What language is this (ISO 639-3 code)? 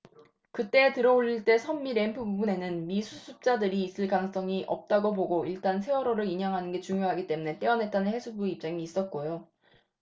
kor